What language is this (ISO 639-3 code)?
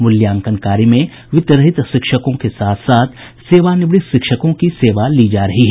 hin